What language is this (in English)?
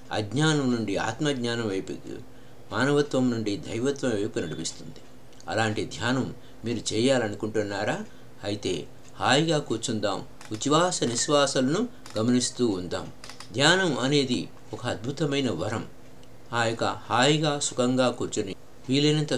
Telugu